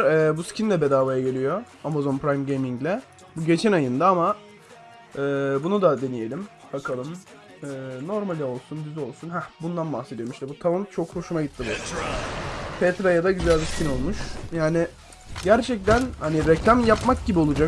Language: Turkish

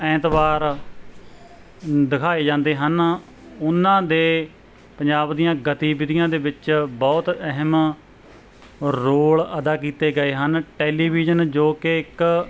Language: Punjabi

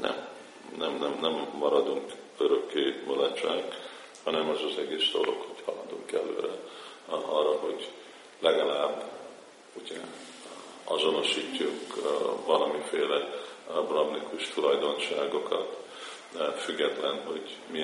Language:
Hungarian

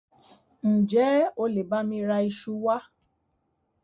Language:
Yoruba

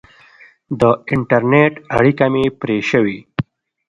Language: Pashto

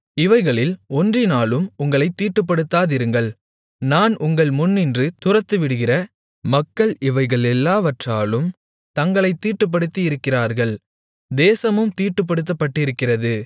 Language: Tamil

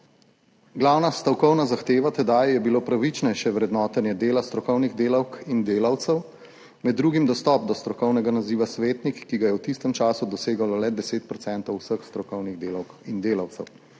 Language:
Slovenian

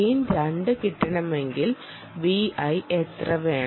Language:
Malayalam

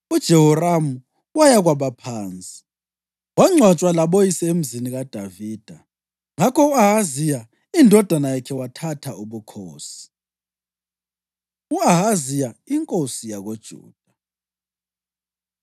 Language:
North Ndebele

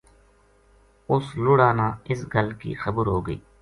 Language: Gujari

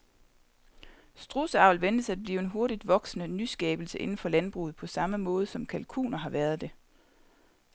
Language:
Danish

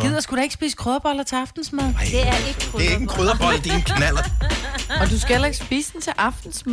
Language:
Danish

